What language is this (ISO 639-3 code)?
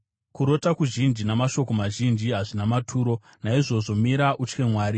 sna